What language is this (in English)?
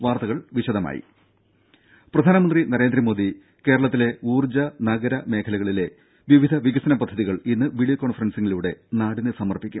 Malayalam